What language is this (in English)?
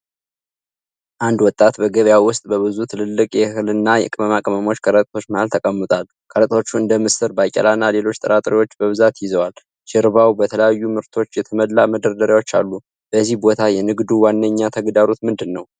Amharic